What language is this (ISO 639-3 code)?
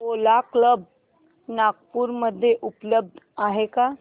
mar